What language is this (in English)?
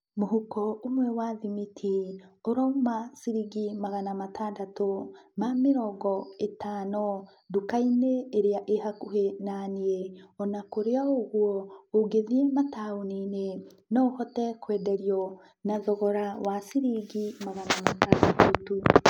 Kikuyu